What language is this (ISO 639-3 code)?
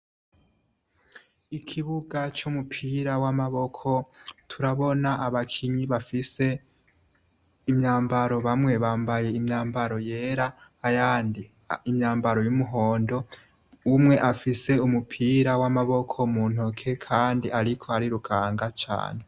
run